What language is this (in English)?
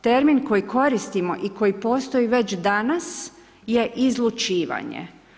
Croatian